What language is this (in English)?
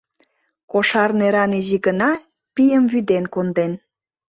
Mari